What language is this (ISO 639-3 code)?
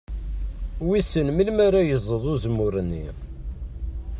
kab